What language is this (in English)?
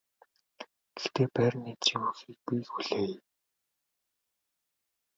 Mongolian